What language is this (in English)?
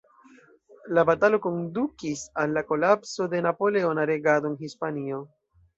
Esperanto